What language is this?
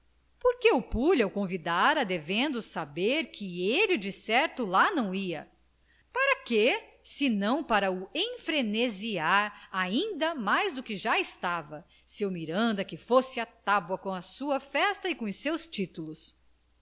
Portuguese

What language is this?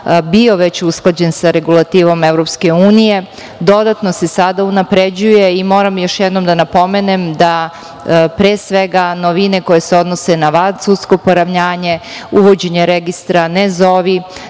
Serbian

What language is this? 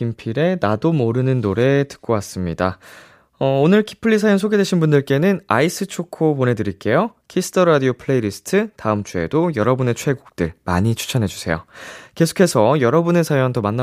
Korean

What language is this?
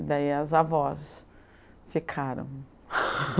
Portuguese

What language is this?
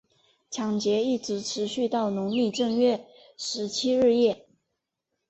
Chinese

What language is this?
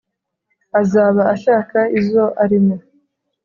Kinyarwanda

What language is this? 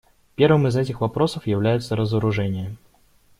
Russian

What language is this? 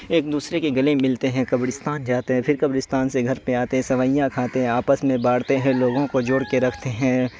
Urdu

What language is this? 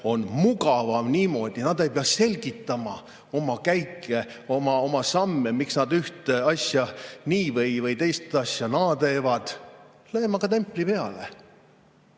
Estonian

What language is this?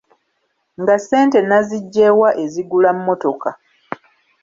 Ganda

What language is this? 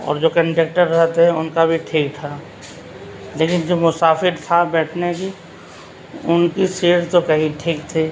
Urdu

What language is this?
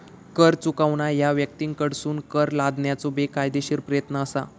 Marathi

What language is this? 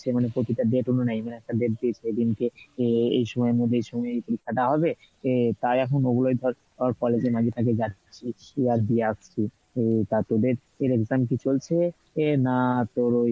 Bangla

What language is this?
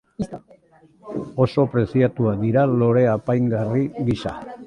Basque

